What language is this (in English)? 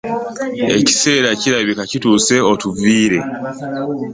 Ganda